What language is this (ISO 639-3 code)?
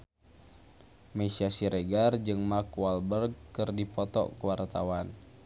sun